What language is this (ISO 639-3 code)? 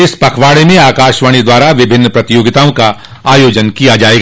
hin